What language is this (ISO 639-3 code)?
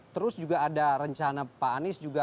ind